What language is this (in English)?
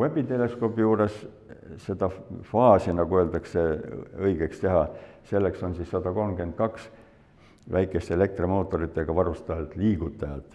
Finnish